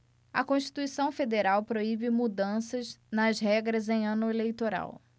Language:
Portuguese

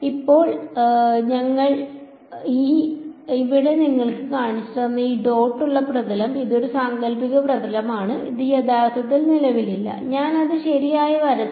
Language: Malayalam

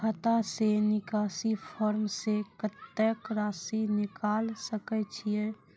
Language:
Maithili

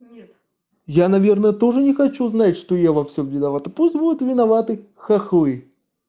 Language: Russian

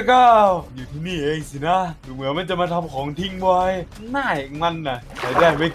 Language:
Thai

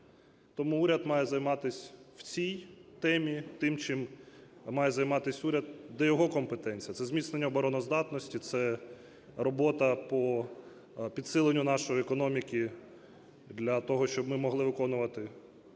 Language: Ukrainian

